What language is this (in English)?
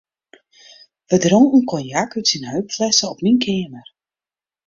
Western Frisian